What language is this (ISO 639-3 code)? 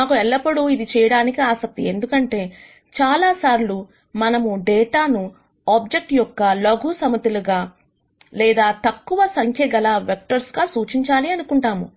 tel